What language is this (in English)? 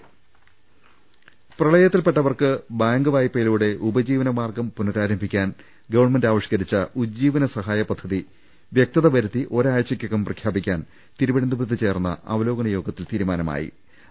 Malayalam